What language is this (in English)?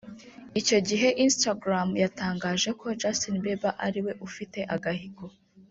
Kinyarwanda